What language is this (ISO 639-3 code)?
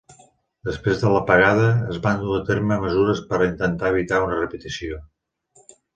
cat